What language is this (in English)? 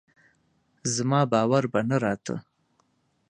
Pashto